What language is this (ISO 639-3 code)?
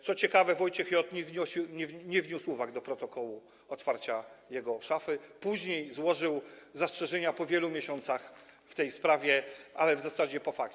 pol